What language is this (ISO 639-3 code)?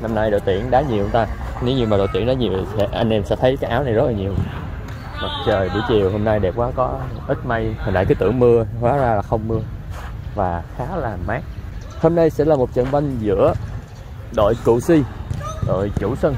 vie